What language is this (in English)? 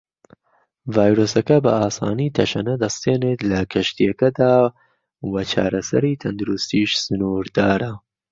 Central Kurdish